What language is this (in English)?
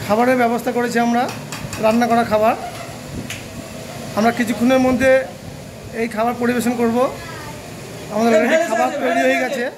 Bangla